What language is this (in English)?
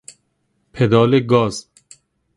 Persian